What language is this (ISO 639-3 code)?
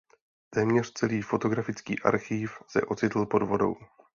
ces